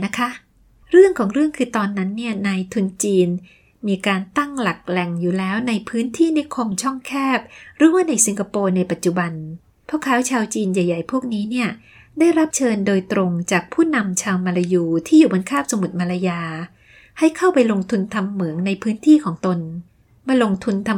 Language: Thai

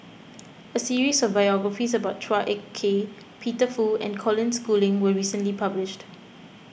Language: English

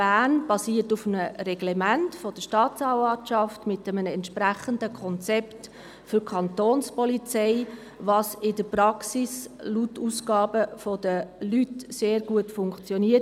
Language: Swiss German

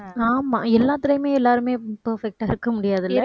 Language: Tamil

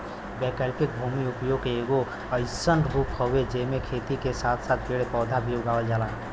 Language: Bhojpuri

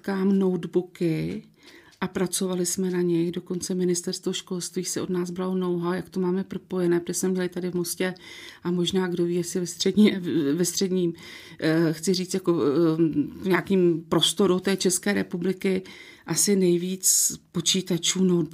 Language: Czech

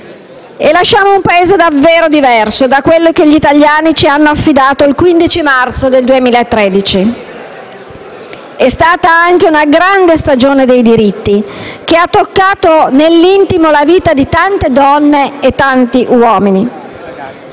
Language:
Italian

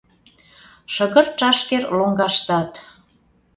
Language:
Mari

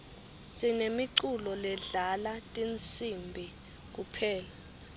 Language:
Swati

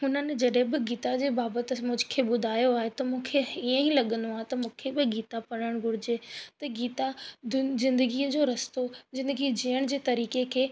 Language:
Sindhi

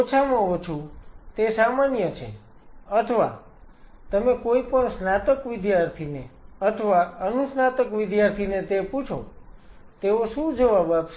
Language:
Gujarati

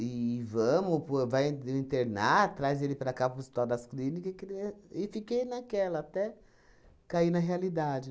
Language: Portuguese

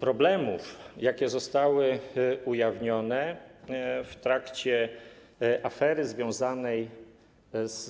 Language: Polish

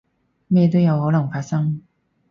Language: Cantonese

